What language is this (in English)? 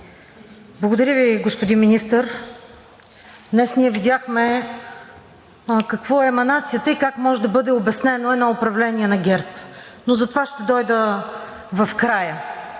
Bulgarian